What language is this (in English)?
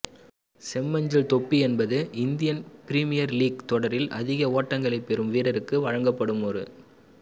Tamil